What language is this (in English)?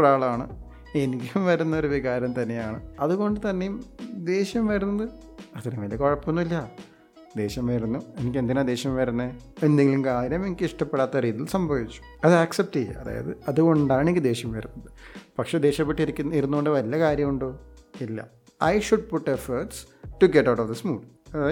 Malayalam